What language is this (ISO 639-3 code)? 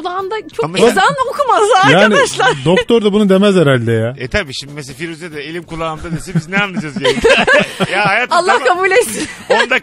tur